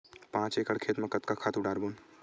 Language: Chhattisgarhi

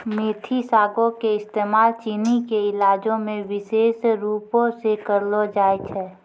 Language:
Maithili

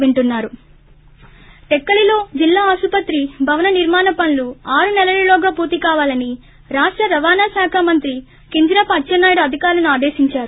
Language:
Telugu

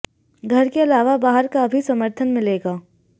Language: Hindi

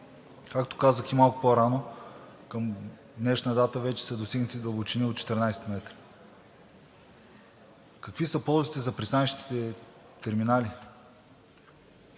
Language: Bulgarian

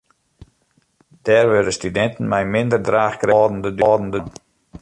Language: Western Frisian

